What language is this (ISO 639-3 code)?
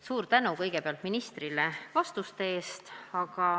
est